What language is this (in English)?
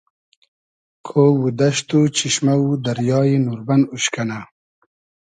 Hazaragi